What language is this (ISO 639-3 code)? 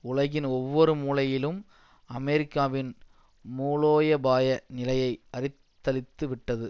tam